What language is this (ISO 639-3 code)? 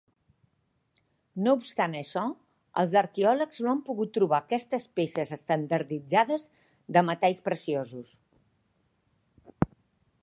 cat